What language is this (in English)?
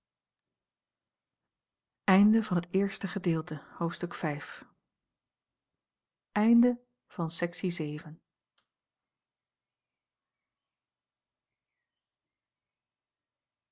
Dutch